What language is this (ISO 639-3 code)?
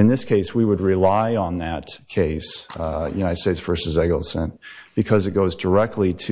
eng